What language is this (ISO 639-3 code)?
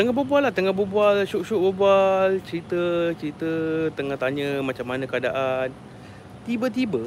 msa